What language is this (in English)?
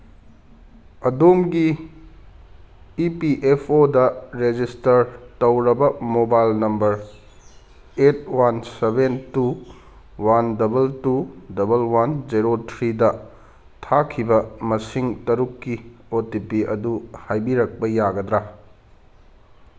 Manipuri